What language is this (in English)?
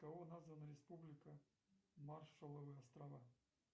Russian